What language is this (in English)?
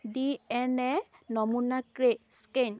Assamese